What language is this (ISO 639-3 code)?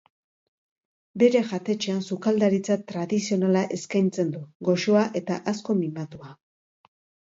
eus